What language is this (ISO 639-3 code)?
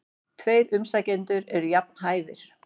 isl